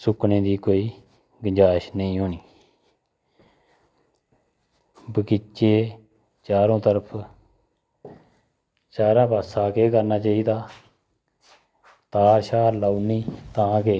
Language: Dogri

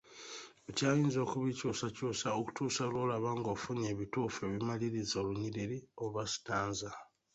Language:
Ganda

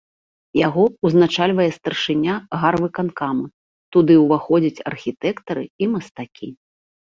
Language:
Belarusian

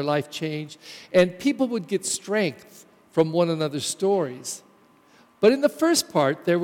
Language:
English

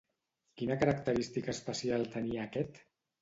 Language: Catalan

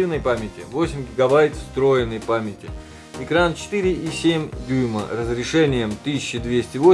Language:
Russian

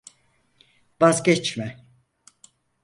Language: Turkish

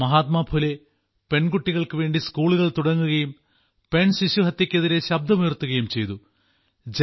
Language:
Malayalam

